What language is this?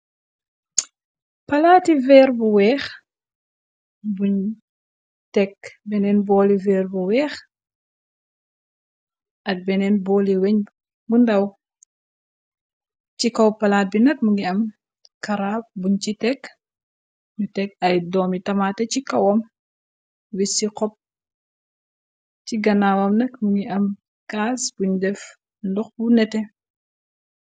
Wolof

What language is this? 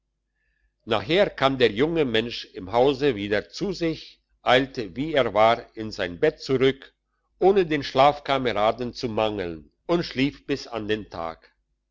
German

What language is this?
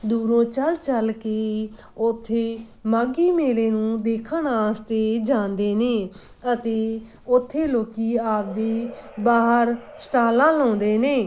Punjabi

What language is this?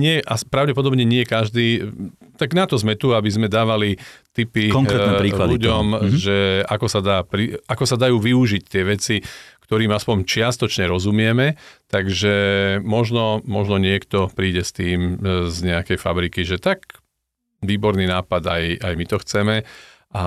Slovak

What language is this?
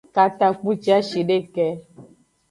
Aja (Benin)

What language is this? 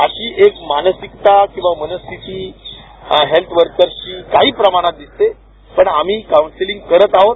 Marathi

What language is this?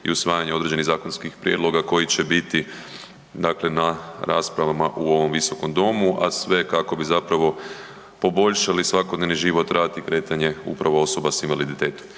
Croatian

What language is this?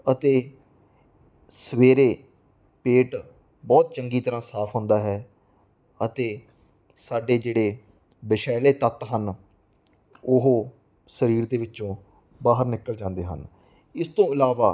Punjabi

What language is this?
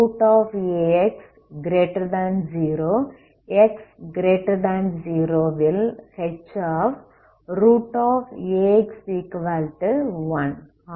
Tamil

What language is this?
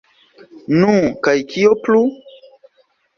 Esperanto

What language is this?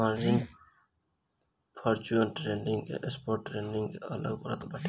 Bhojpuri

